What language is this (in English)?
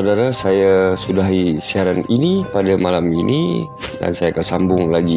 Malay